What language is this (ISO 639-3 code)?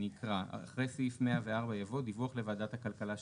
heb